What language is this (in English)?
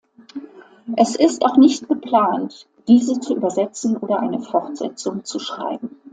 German